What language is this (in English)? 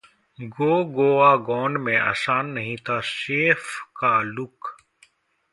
Hindi